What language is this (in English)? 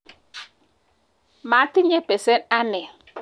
Kalenjin